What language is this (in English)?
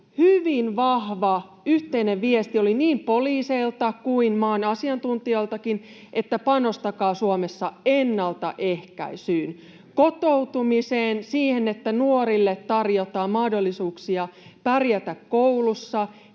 Finnish